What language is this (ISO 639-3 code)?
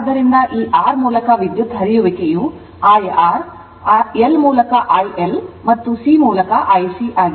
kan